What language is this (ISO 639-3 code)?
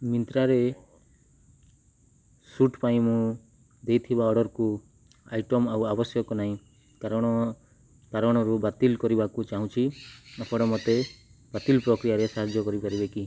ori